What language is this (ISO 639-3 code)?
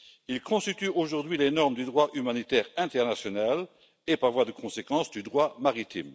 fra